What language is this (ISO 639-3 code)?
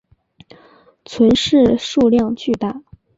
zho